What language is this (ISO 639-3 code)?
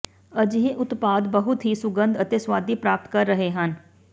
pan